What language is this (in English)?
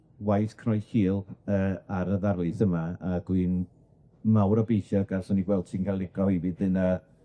Welsh